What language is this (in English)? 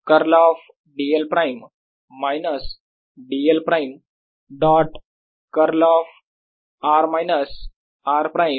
Marathi